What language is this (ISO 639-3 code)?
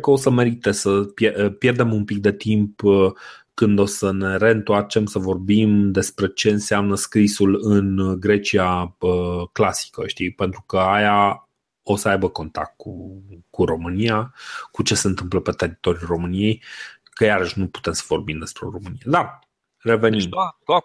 ron